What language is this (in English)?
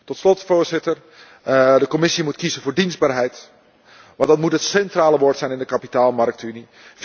Dutch